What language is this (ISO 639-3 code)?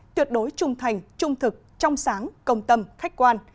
vie